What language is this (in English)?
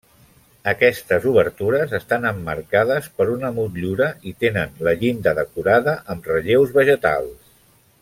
Catalan